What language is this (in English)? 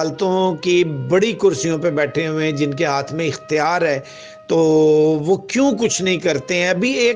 Urdu